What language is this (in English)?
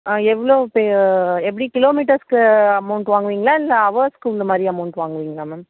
Tamil